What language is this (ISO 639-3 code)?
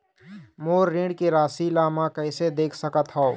hne